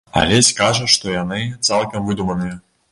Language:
Belarusian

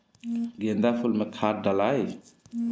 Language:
Bhojpuri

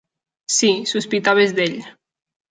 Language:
Catalan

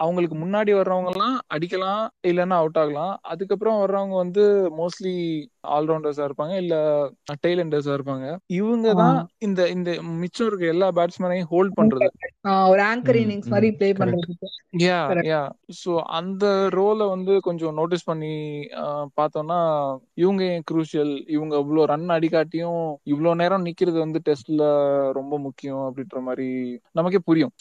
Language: Tamil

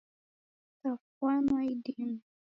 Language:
Taita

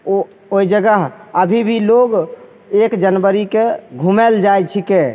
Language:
Maithili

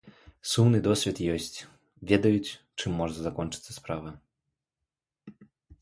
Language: Belarusian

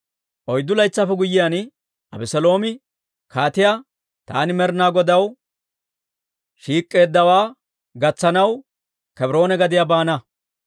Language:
Dawro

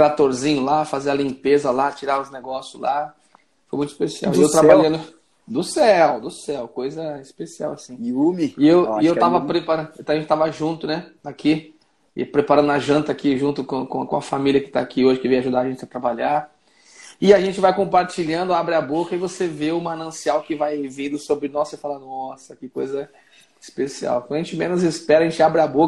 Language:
Portuguese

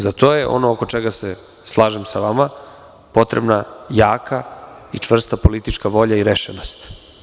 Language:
Serbian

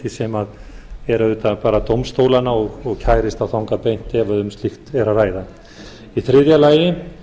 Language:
Icelandic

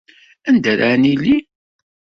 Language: Kabyle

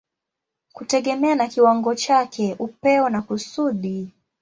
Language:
Swahili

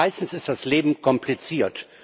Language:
German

